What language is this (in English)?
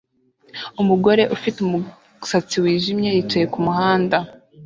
Kinyarwanda